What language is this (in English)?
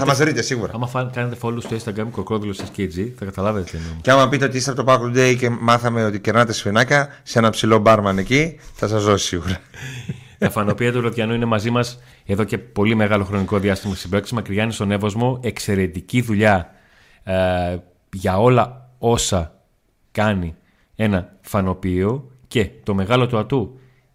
Greek